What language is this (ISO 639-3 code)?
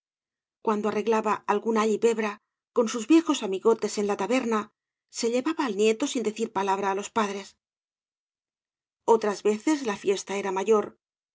spa